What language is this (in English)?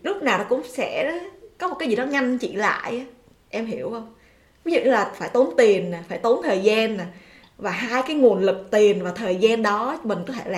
Vietnamese